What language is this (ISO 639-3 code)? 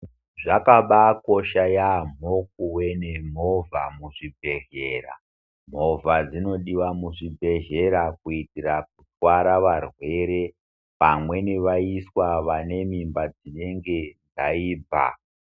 ndc